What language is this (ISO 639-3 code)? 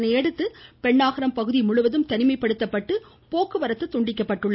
tam